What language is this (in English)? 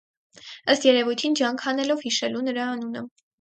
Armenian